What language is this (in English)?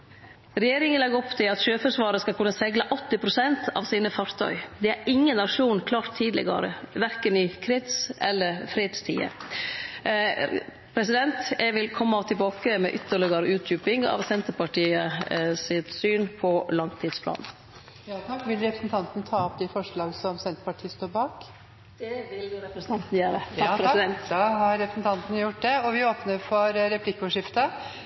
Norwegian Nynorsk